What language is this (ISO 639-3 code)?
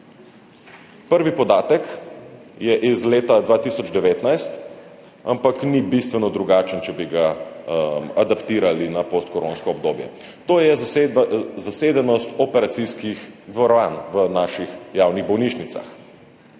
slv